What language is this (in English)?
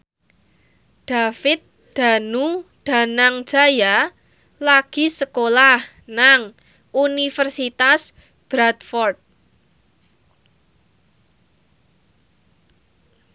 Javanese